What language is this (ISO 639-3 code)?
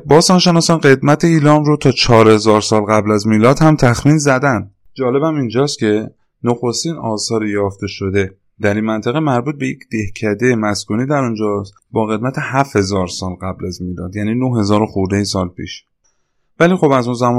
fas